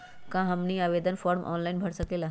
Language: Magahi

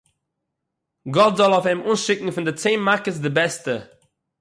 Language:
Yiddish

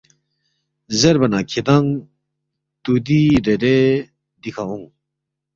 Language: Balti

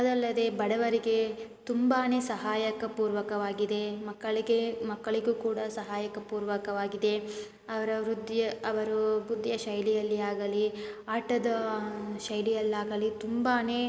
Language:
Kannada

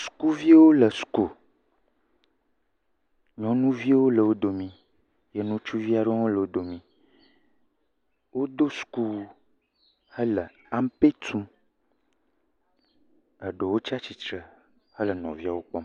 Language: Ewe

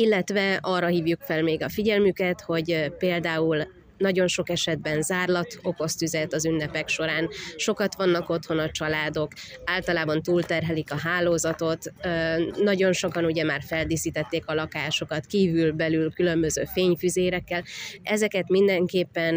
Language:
Hungarian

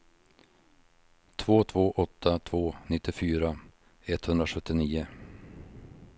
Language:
Swedish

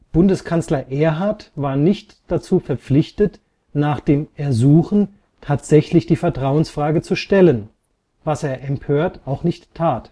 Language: German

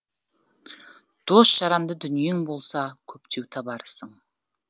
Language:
Kazakh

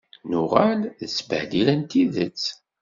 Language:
Kabyle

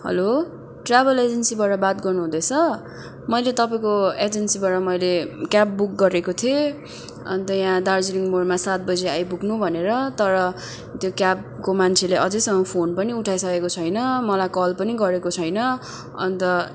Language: Nepali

